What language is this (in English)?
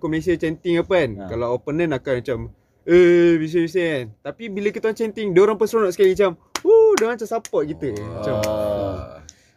Malay